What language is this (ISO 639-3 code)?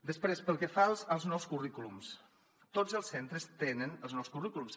cat